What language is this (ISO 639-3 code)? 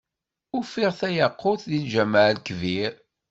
kab